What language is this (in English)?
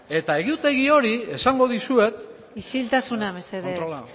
Basque